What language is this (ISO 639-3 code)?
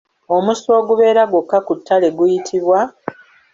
lug